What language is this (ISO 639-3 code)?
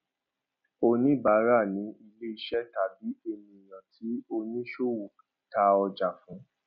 yor